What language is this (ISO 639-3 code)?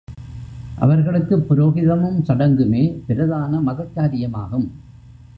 tam